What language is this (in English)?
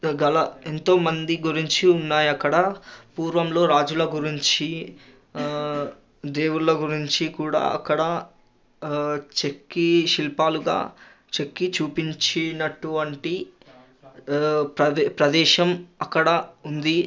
Telugu